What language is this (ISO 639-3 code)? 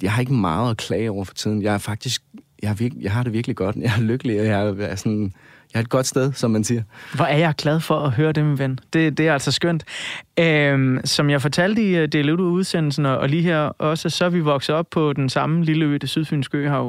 dan